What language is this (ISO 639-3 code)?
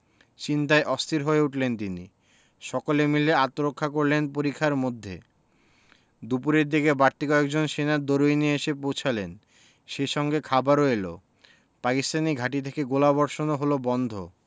ben